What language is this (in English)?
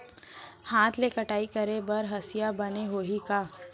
Chhattisgarhi